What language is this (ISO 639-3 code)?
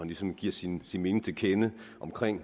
dan